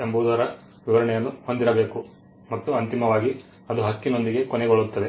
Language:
Kannada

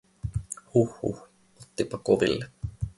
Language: Finnish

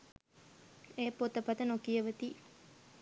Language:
Sinhala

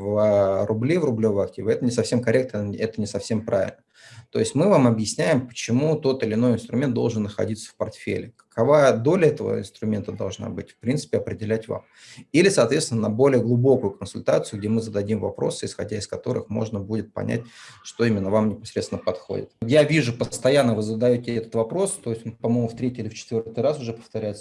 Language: Russian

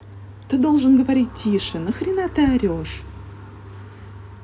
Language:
Russian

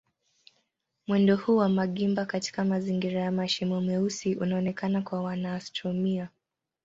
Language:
Swahili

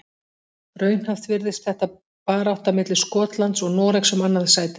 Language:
Icelandic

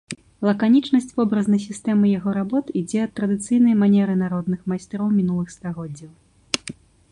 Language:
Belarusian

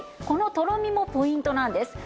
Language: Japanese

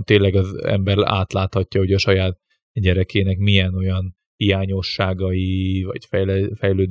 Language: Hungarian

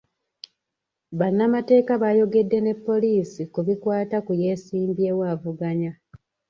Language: Ganda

